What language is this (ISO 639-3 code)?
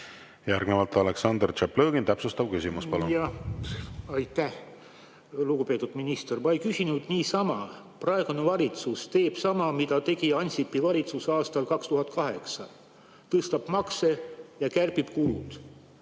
est